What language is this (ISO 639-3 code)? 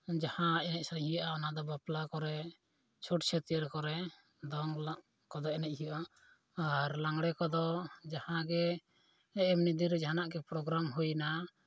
sat